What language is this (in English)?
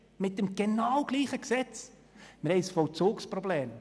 Swiss German